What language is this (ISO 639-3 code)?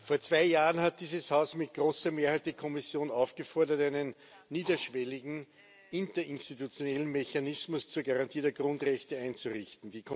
deu